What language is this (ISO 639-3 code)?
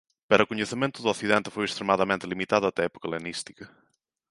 glg